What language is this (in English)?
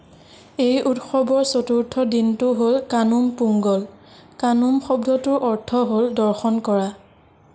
Assamese